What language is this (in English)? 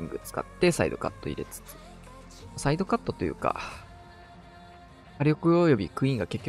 Japanese